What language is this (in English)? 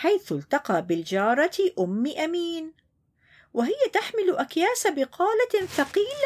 Arabic